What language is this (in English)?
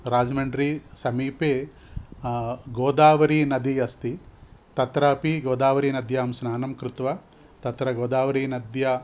Sanskrit